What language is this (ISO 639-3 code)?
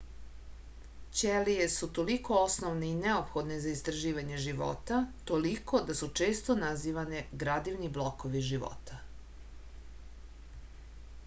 srp